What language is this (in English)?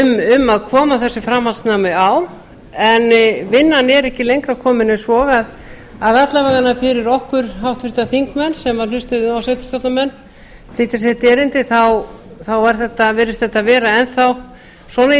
Icelandic